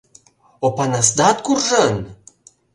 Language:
Mari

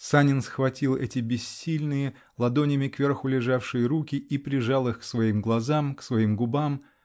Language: Russian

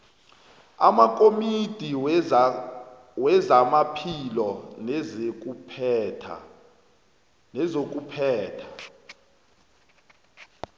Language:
South Ndebele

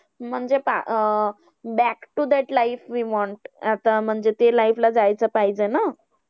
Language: Marathi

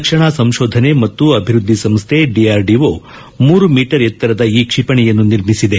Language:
Kannada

